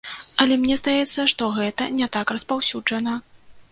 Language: Belarusian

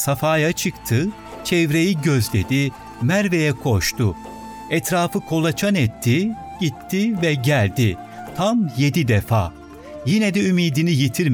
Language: Turkish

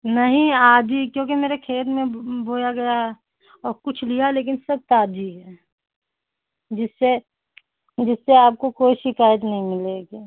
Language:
Hindi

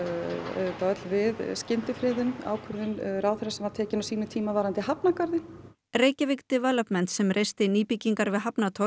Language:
Icelandic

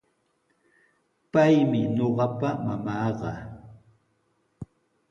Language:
Sihuas Ancash Quechua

